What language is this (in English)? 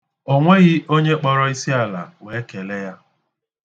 Igbo